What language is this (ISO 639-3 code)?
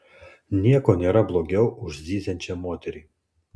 lit